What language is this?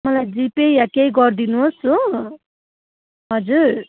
Nepali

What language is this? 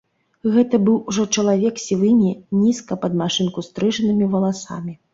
Belarusian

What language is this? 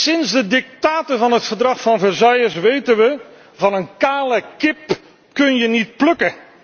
Dutch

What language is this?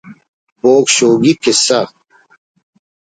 Brahui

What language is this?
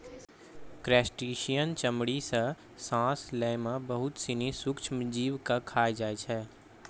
Maithili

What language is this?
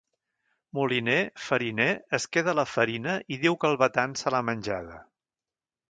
Catalan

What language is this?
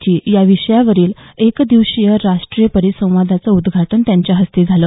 Marathi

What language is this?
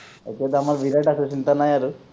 Assamese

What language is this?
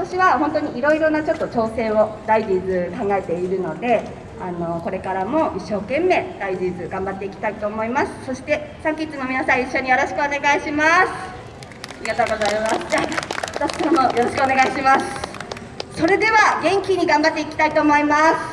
Japanese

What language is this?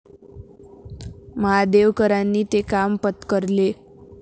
Marathi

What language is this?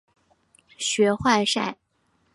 Chinese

